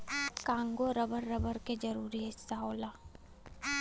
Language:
Bhojpuri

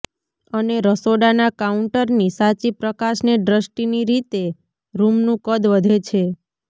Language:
Gujarati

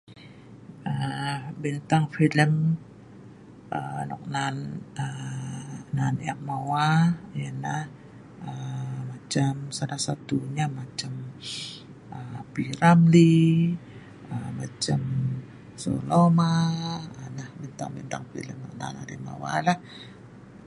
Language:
Sa'ban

